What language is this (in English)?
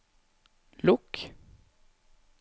Norwegian